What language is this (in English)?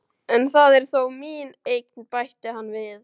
Icelandic